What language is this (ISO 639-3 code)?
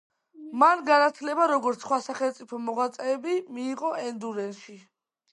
kat